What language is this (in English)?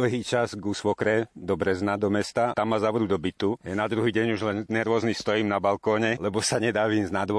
Slovak